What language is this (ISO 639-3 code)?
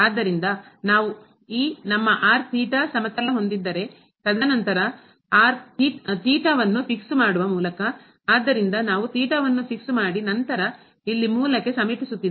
kan